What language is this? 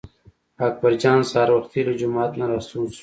Pashto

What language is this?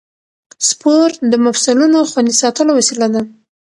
Pashto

